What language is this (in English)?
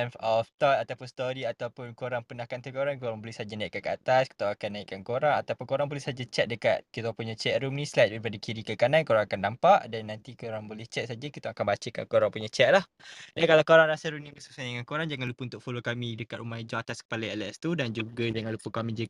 Malay